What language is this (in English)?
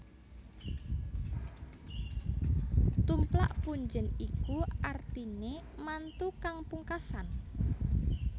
Javanese